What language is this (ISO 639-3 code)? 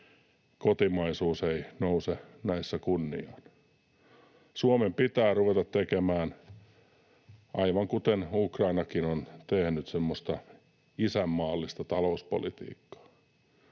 fin